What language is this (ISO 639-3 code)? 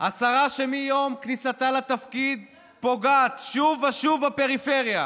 heb